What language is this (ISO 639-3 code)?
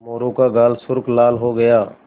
hin